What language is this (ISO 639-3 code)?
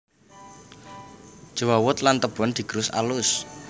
jav